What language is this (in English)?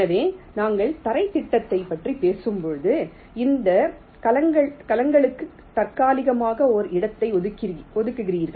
Tamil